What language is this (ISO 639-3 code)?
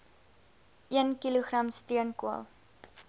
afr